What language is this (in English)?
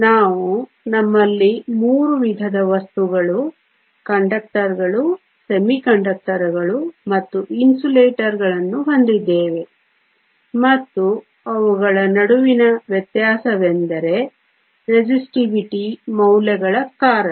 Kannada